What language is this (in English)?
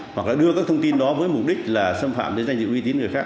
Vietnamese